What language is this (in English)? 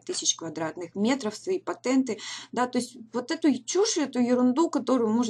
Russian